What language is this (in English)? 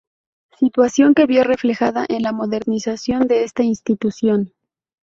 Spanish